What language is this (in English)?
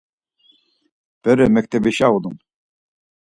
Laz